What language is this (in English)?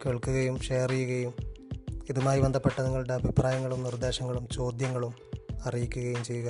Malayalam